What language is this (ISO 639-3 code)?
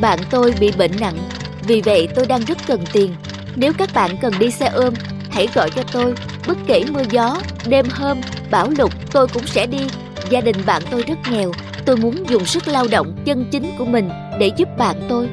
vie